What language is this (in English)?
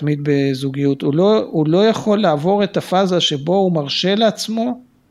Hebrew